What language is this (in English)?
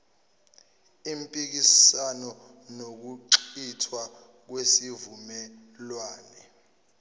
Zulu